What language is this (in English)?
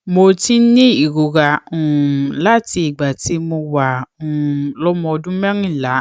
Yoruba